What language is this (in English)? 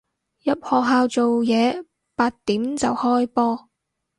Cantonese